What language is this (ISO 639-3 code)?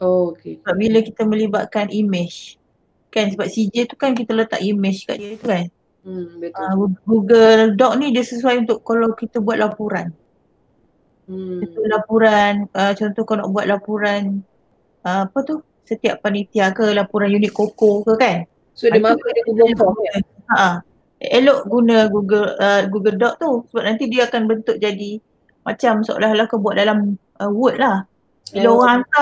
msa